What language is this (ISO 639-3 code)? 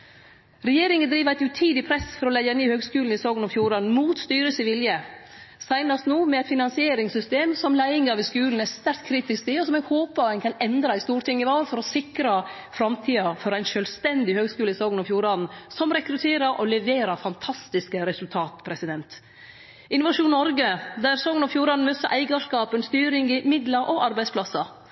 nno